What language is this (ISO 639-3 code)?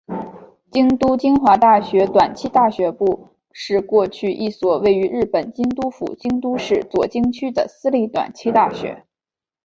zho